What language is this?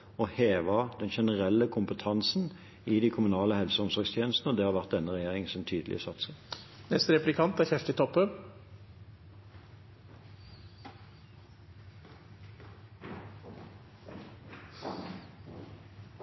Norwegian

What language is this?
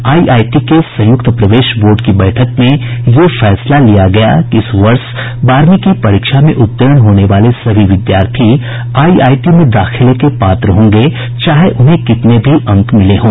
Hindi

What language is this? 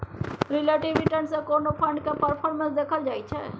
Maithili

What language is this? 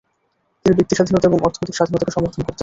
Bangla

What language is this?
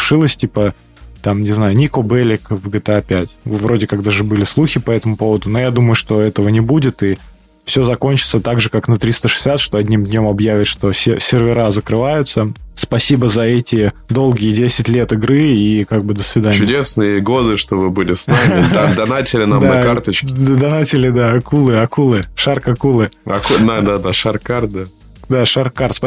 Russian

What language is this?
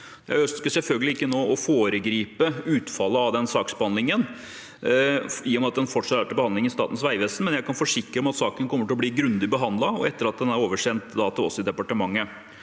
Norwegian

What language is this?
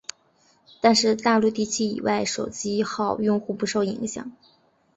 Chinese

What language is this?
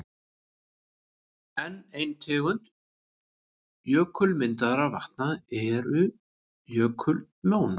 Icelandic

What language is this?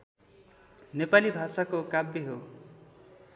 Nepali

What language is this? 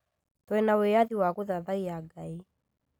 Kikuyu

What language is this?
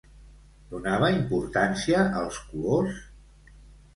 Catalan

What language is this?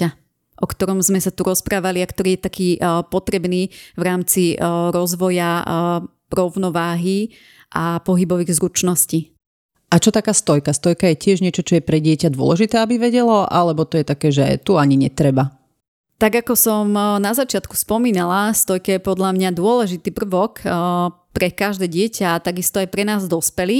Slovak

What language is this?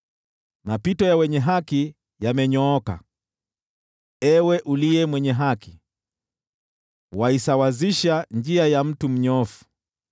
Swahili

